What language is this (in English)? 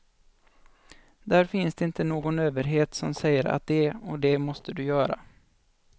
Swedish